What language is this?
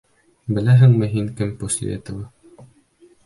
Bashkir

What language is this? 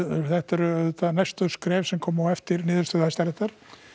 Icelandic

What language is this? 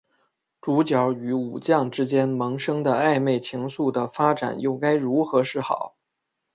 Chinese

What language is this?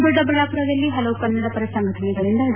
Kannada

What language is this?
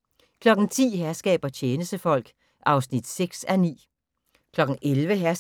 Danish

